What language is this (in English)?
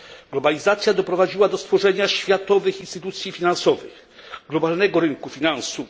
Polish